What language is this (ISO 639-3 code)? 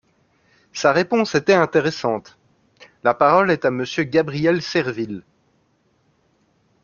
fra